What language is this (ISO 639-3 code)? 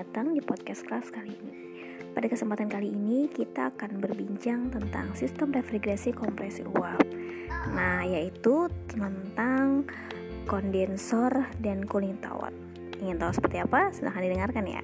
ind